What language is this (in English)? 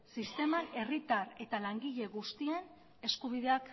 Basque